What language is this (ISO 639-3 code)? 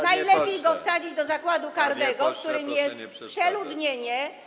pol